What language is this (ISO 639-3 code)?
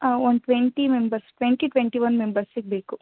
kan